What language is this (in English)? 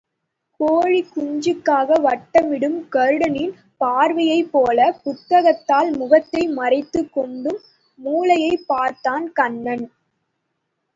Tamil